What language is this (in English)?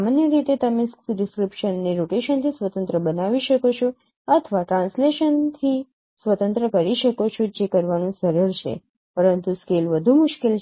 Gujarati